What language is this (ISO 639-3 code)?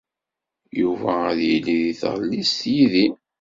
kab